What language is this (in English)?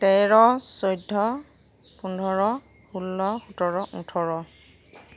Assamese